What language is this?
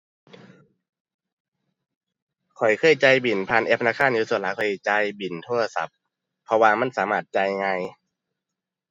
Thai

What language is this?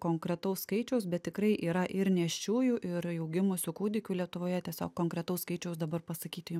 Lithuanian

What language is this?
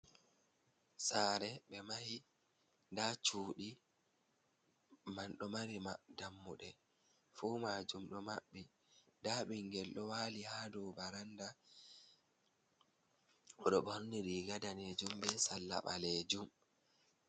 Fula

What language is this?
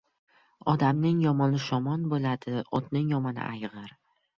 Uzbek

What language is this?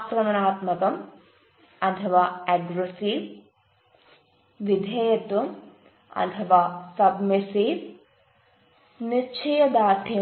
Malayalam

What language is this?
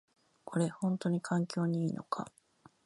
Japanese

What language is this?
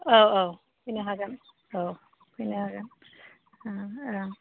Bodo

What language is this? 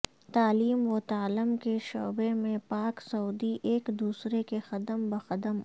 Urdu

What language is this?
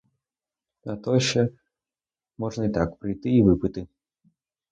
Ukrainian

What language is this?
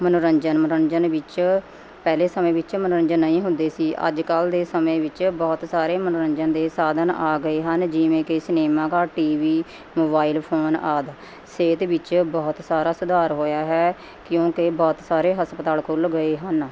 Punjabi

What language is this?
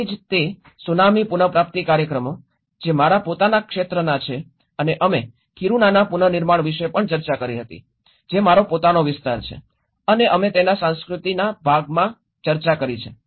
Gujarati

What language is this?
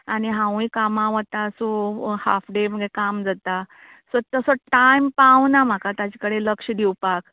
Konkani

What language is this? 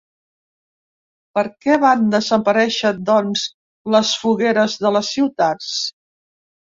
Catalan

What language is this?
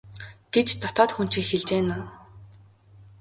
Mongolian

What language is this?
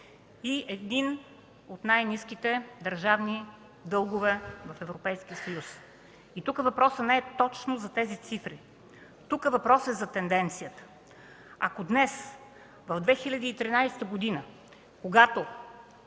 Bulgarian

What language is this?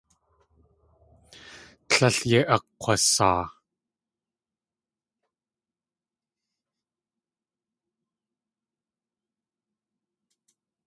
Tlingit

